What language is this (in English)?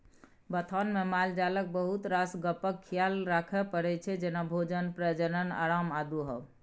Maithili